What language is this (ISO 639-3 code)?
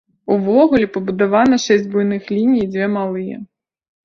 bel